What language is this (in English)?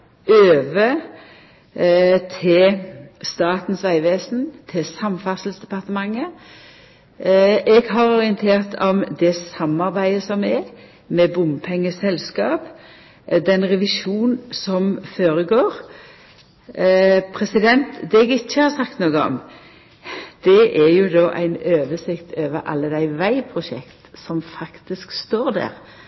Norwegian Nynorsk